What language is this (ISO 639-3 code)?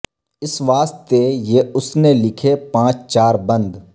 urd